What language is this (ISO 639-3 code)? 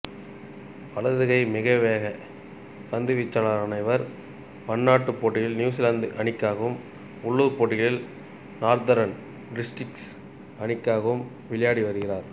tam